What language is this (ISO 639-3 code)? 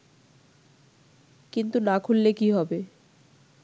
ben